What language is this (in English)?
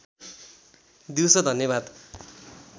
Nepali